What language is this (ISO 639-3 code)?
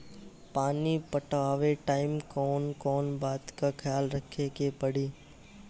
bho